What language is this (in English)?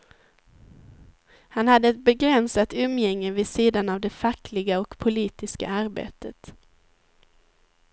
Swedish